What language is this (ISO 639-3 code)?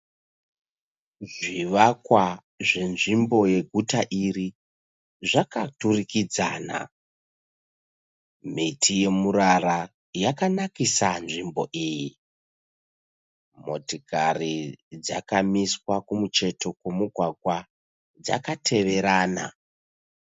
sna